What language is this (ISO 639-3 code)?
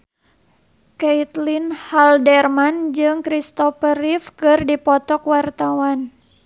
sun